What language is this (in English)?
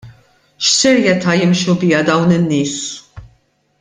Maltese